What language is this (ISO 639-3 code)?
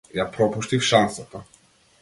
mkd